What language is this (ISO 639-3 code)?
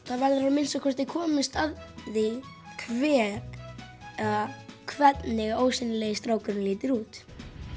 isl